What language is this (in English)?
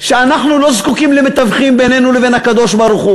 Hebrew